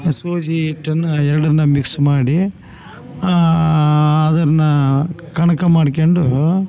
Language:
Kannada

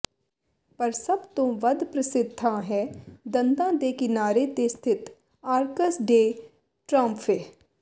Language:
Punjabi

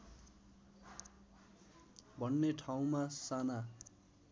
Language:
Nepali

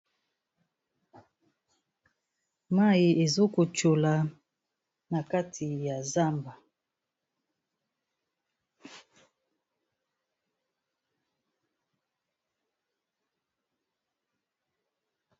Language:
Lingala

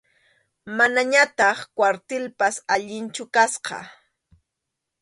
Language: Arequipa-La Unión Quechua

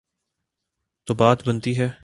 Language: Urdu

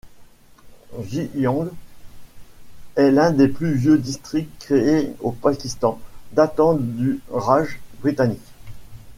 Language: French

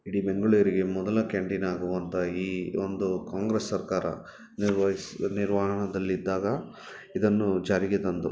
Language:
Kannada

